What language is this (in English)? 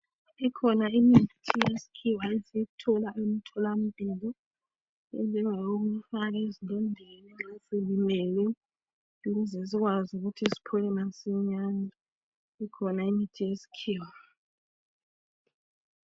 North Ndebele